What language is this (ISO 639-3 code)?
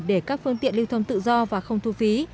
vie